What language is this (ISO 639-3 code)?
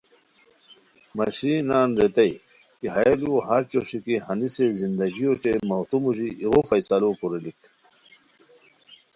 khw